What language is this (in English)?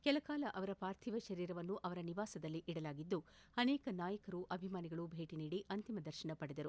Kannada